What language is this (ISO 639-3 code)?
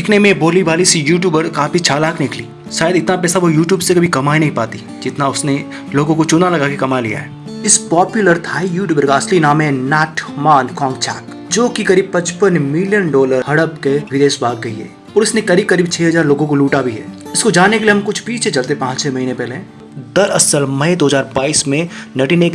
hin